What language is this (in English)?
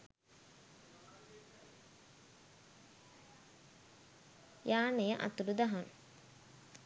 Sinhala